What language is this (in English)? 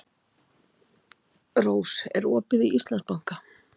Icelandic